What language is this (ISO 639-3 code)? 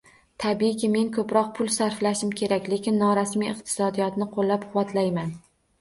uzb